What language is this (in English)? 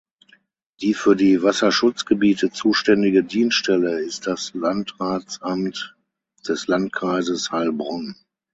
German